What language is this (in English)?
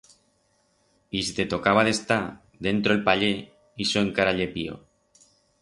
Aragonese